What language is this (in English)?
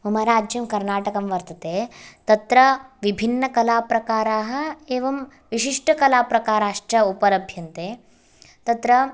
Sanskrit